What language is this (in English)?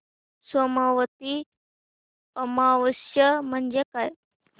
Marathi